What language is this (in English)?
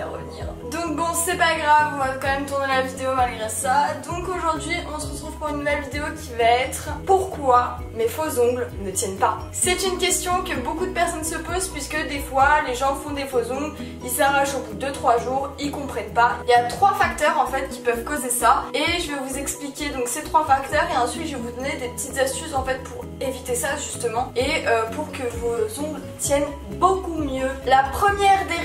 French